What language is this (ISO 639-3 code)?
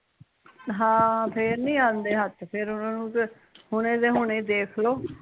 pan